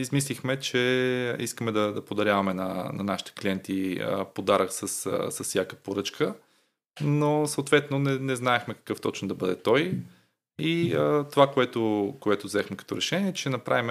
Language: Bulgarian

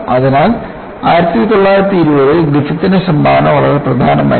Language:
Malayalam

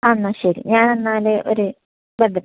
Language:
Malayalam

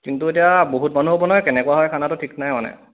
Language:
Assamese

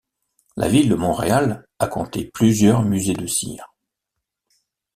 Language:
French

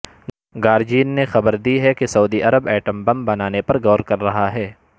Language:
Urdu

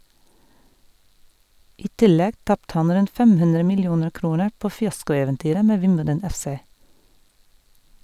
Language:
Norwegian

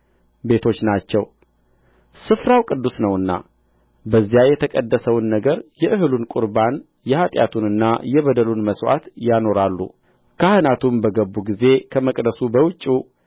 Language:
Amharic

